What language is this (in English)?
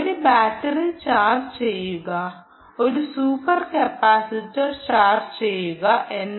Malayalam